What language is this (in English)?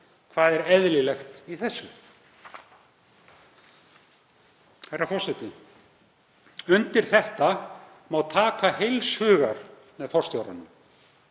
Icelandic